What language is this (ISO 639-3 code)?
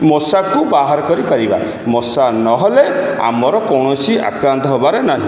ori